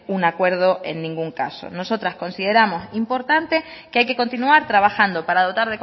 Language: Spanish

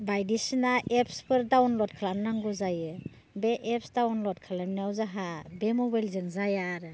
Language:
Bodo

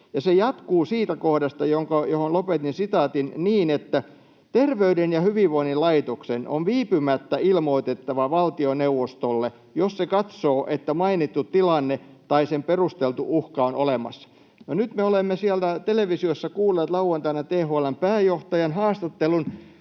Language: Finnish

